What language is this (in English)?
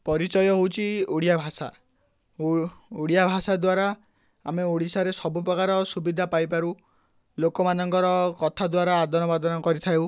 Odia